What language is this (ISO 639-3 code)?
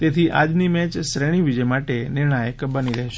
guj